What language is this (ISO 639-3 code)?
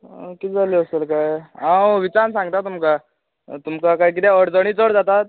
kok